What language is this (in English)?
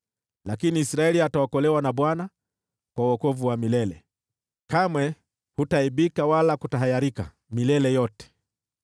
Swahili